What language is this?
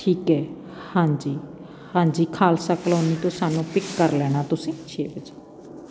Punjabi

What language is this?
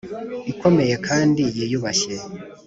Kinyarwanda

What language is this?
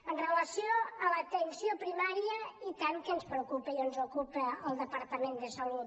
Catalan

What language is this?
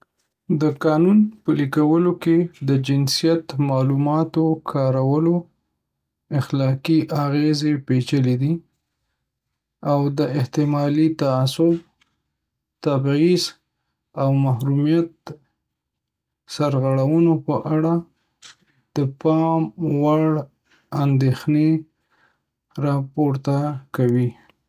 Pashto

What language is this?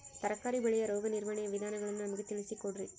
Kannada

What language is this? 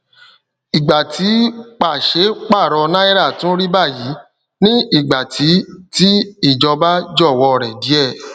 Yoruba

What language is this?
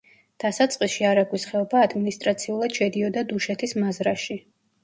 Georgian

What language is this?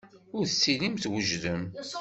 Kabyle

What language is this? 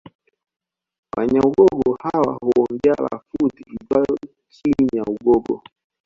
Swahili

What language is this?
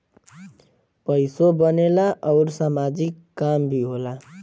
Bhojpuri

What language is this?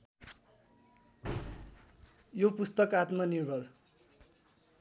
Nepali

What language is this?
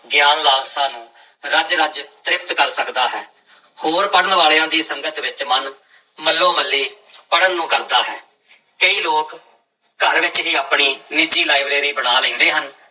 Punjabi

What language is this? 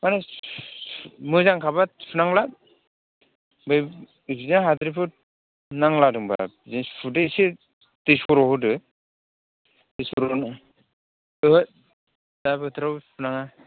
Bodo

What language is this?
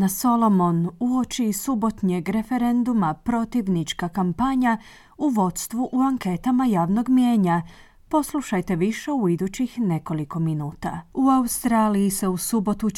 Croatian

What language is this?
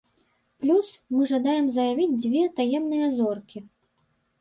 Belarusian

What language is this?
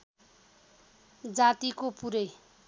Nepali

